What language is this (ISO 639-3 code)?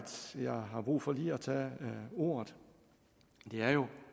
dan